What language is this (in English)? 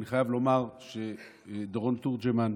Hebrew